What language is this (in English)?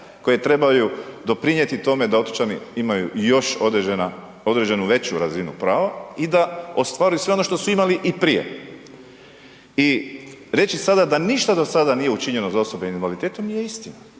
Croatian